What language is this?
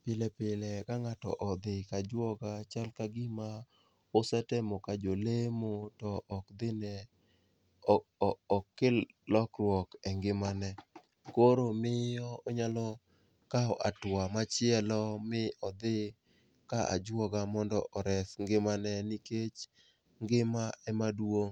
Luo (Kenya and Tanzania)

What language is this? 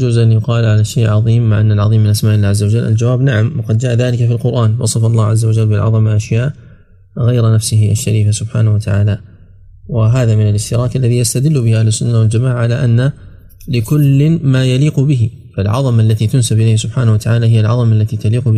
Arabic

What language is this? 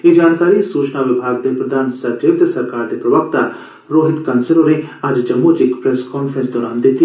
Dogri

